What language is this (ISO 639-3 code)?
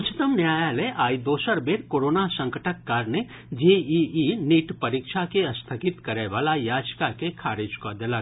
mai